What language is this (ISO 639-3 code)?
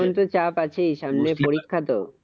ben